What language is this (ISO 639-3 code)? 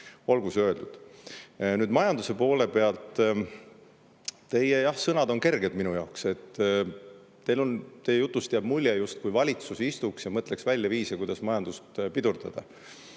est